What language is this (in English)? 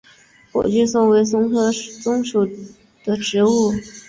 Chinese